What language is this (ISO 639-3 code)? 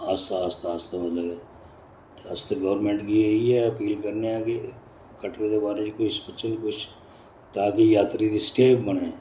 doi